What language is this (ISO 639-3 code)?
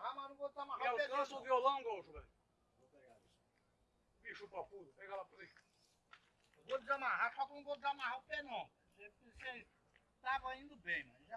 por